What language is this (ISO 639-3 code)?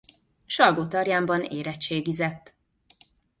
hun